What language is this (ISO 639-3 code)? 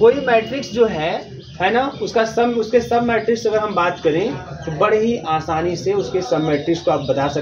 hin